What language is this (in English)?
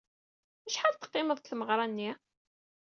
Kabyle